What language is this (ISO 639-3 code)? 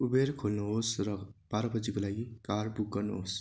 nep